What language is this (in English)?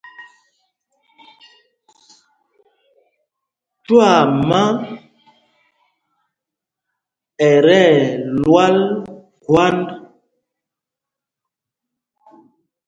Mpumpong